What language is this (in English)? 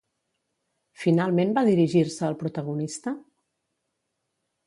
Catalan